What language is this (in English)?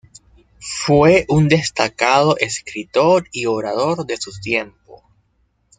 Spanish